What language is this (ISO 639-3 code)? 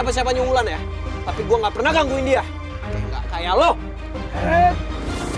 ind